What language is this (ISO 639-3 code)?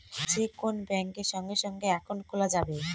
ben